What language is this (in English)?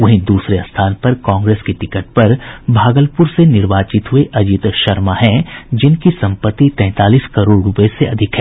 Hindi